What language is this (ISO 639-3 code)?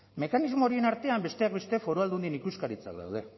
eus